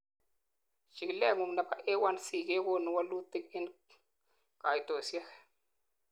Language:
Kalenjin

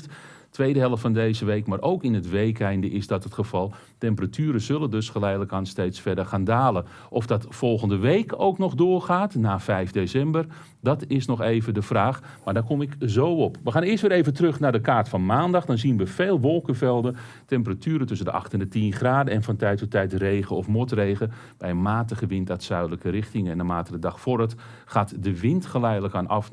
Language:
Dutch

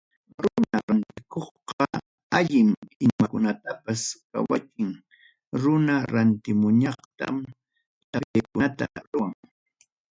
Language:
Ayacucho Quechua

